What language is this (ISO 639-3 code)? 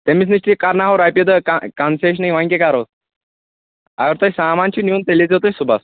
kas